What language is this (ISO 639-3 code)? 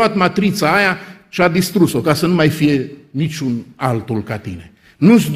ron